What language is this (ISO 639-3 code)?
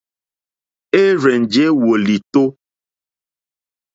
bri